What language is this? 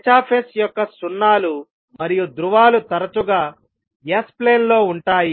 Telugu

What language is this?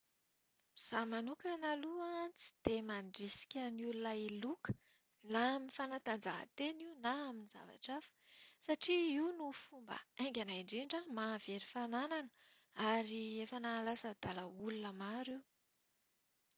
Malagasy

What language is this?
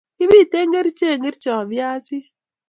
Kalenjin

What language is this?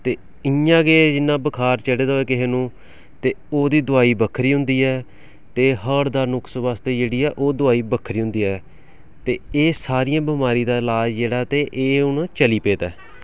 Dogri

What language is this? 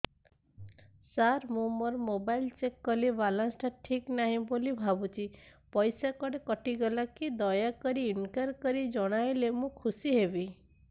Odia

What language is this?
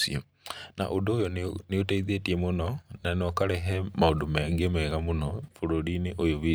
Kikuyu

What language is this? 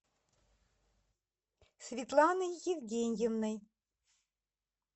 Russian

